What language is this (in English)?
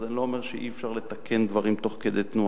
Hebrew